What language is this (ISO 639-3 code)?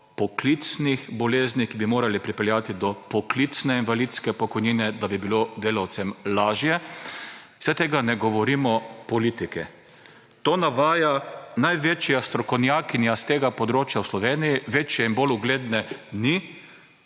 slv